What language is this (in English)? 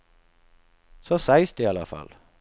Swedish